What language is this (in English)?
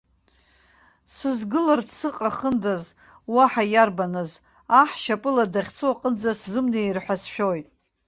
Abkhazian